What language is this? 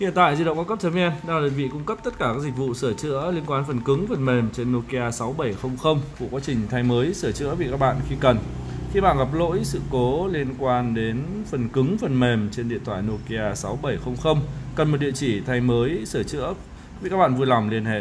Vietnamese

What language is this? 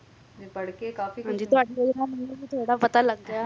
Punjabi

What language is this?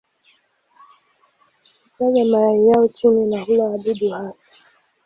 Swahili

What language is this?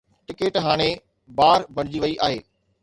Sindhi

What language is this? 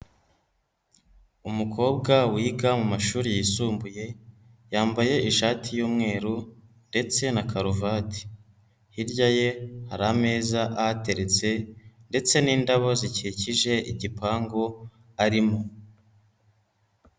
Kinyarwanda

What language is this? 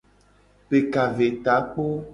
Gen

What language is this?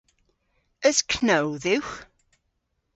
Cornish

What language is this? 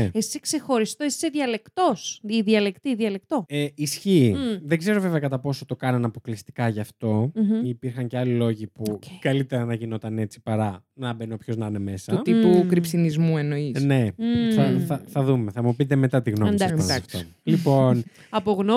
Greek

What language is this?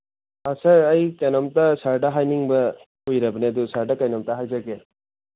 Manipuri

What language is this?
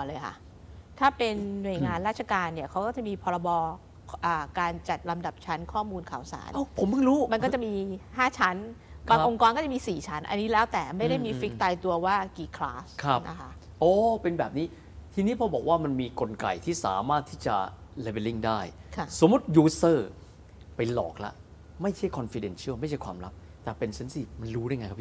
Thai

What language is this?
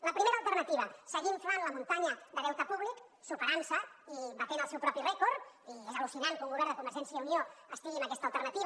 Catalan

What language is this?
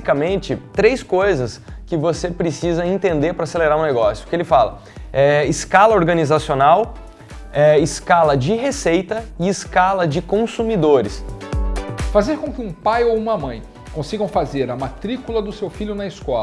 Portuguese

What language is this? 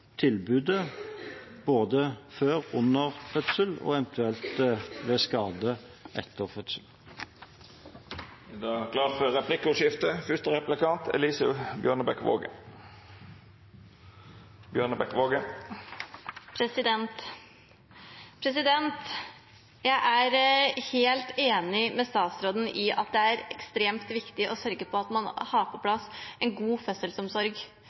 Norwegian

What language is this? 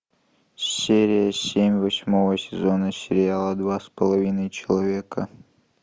Russian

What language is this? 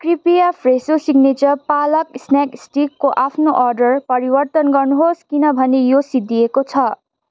Nepali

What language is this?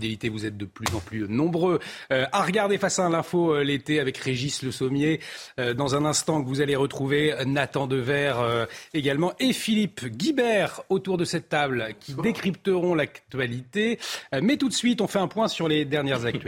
French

